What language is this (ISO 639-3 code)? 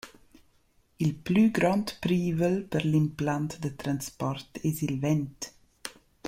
roh